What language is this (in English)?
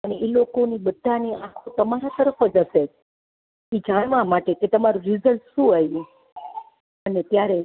Gujarati